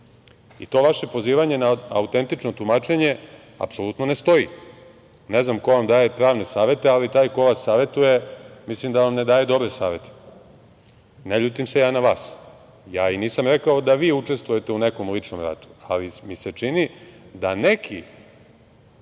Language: Serbian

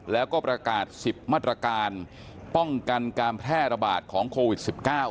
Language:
Thai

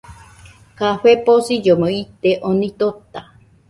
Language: Nüpode Huitoto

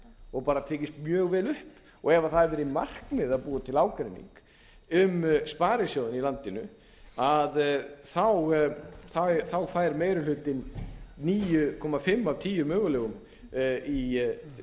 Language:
Icelandic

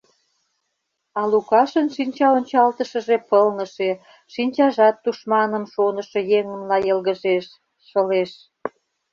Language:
Mari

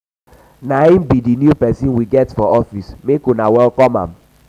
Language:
Nigerian Pidgin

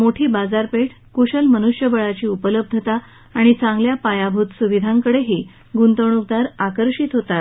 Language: Marathi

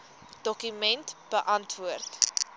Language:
Afrikaans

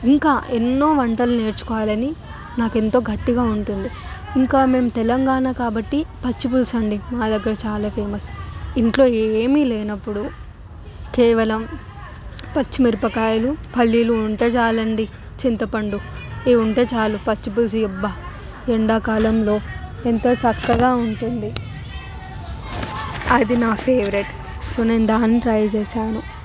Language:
Telugu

